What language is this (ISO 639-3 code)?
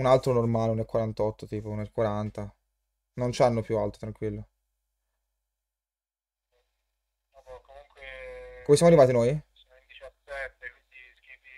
ita